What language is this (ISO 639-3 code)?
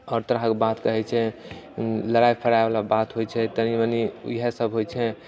mai